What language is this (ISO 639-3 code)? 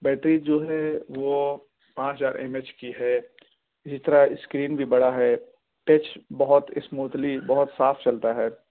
urd